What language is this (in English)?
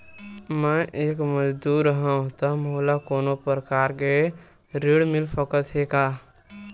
Chhattisgarhi